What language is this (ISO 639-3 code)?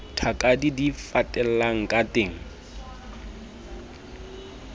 sot